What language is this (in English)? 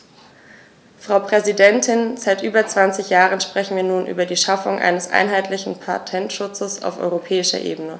German